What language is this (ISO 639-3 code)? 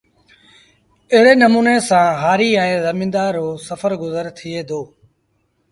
sbn